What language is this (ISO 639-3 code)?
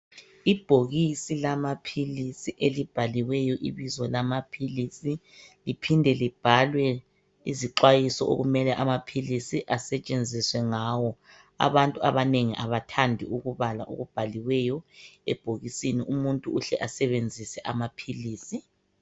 nde